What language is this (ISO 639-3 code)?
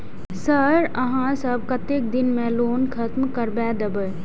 mai